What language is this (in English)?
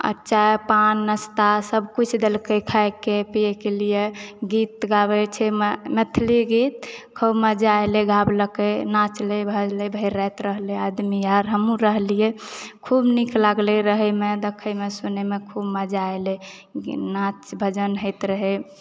Maithili